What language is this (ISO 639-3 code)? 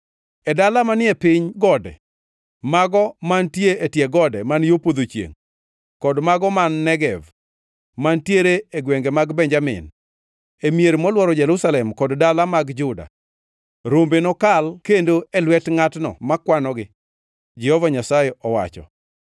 luo